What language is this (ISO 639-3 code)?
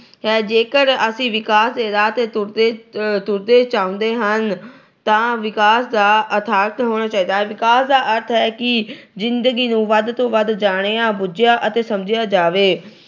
pan